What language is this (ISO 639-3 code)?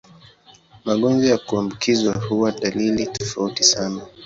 swa